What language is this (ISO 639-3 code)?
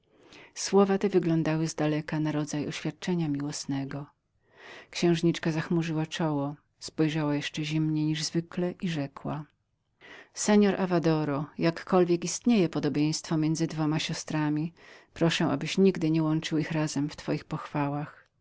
pol